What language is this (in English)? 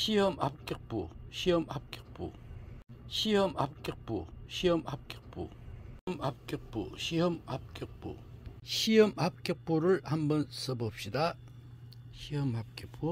Korean